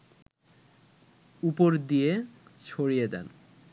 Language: Bangla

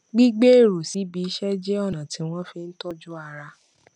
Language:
Yoruba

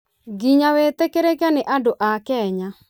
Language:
Kikuyu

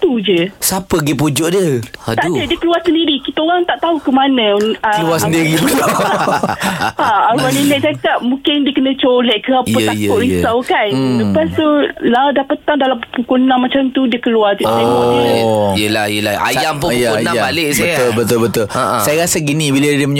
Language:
Malay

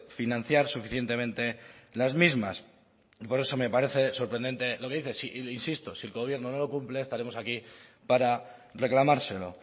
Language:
Spanish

